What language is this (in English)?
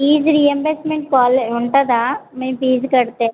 Telugu